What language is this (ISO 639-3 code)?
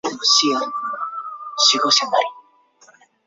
zho